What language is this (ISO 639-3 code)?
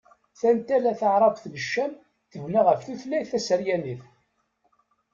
kab